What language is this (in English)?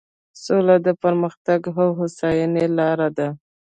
Pashto